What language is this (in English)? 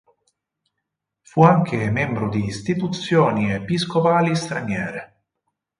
Italian